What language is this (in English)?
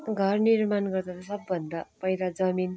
Nepali